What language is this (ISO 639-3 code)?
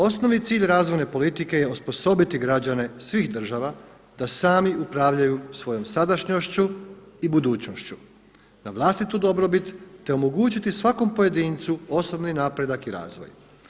hrv